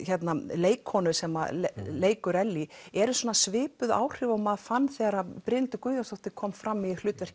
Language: Icelandic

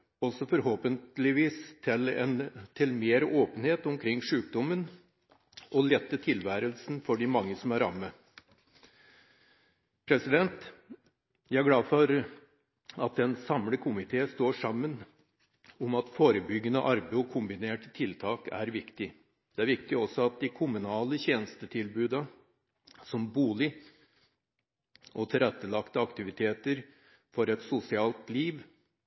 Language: Norwegian Bokmål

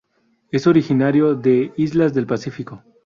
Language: Spanish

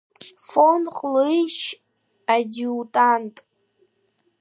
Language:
Abkhazian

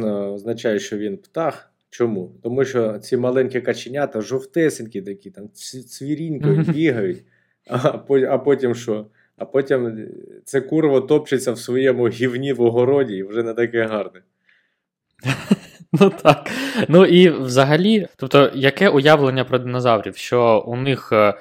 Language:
Ukrainian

